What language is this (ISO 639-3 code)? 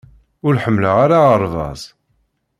kab